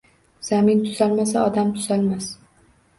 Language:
Uzbek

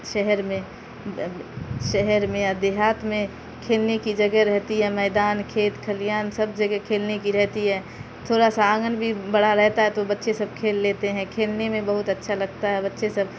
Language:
Urdu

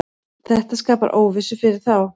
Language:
Icelandic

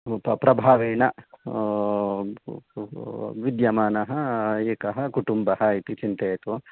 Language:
Sanskrit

